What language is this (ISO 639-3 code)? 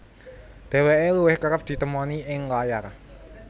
jav